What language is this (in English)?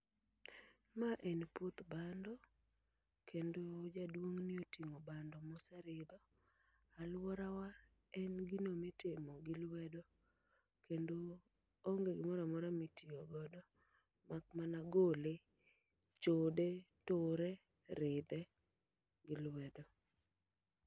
Luo (Kenya and Tanzania)